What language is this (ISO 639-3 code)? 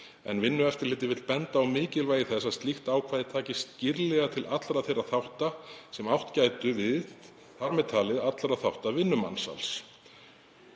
isl